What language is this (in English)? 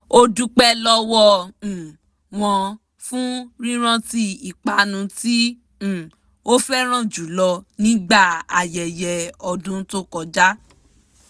Yoruba